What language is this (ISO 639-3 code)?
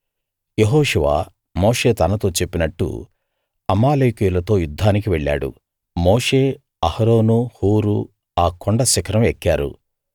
tel